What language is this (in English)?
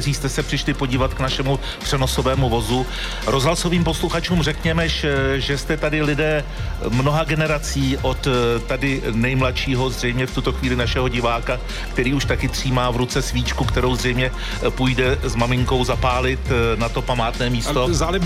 Czech